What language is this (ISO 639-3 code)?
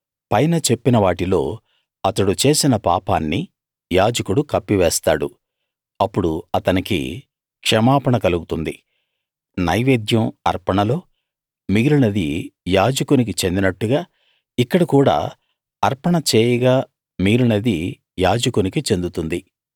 tel